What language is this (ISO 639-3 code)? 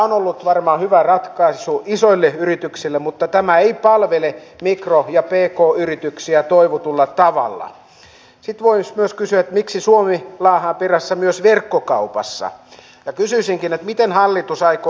fin